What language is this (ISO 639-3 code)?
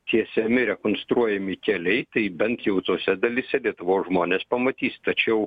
lit